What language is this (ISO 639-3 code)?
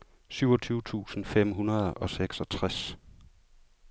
dan